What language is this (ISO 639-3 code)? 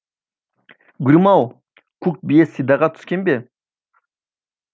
kaz